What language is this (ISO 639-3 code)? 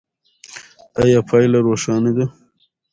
pus